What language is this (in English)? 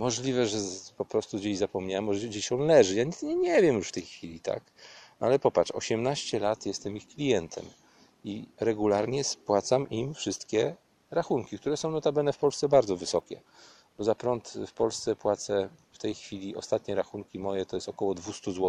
Polish